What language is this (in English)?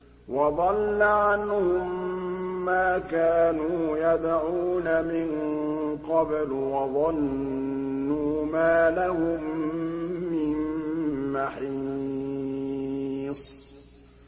Arabic